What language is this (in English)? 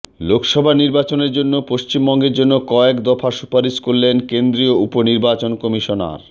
Bangla